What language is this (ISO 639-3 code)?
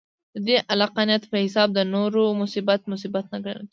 pus